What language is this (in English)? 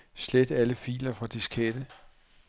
Danish